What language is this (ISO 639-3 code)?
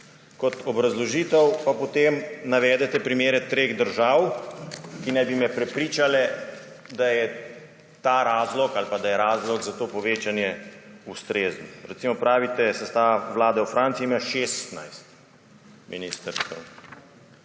slv